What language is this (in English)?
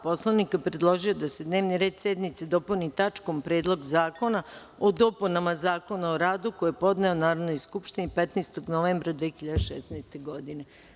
Serbian